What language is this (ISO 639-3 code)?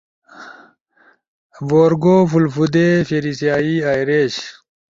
ush